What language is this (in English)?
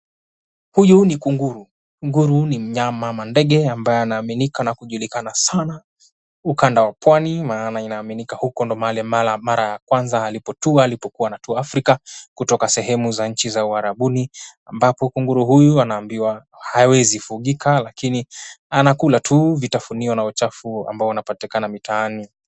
Swahili